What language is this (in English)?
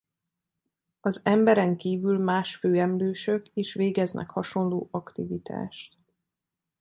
Hungarian